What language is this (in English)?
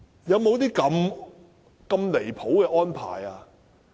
Cantonese